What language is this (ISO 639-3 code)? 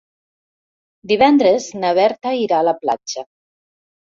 cat